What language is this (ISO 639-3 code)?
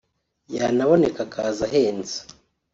kin